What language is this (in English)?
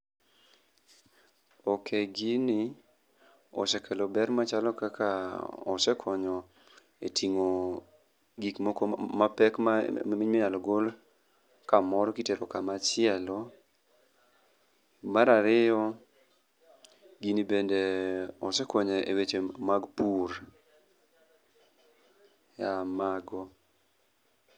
Luo (Kenya and Tanzania)